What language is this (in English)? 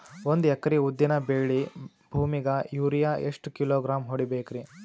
Kannada